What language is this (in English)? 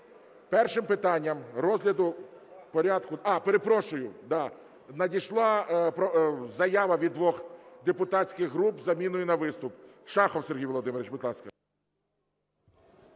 Ukrainian